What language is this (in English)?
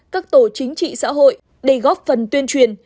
Vietnamese